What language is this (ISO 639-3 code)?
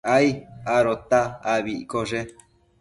mcf